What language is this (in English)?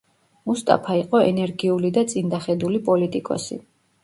Georgian